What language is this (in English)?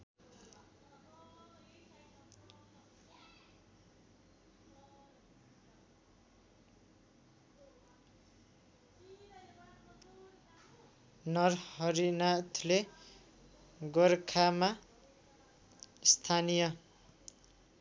Nepali